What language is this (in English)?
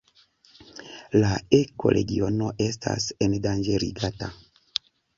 Esperanto